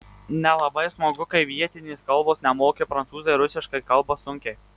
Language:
Lithuanian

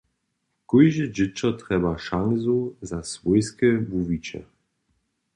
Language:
Upper Sorbian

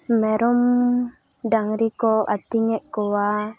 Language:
Santali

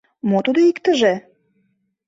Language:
Mari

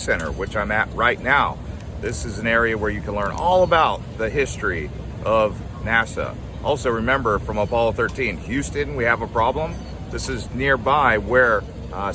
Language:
English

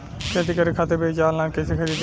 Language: Bhojpuri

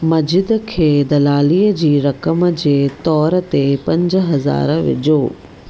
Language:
Sindhi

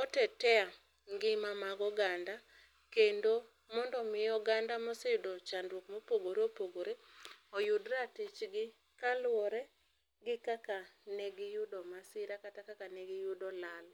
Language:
Luo (Kenya and Tanzania)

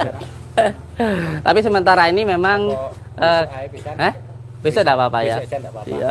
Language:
Indonesian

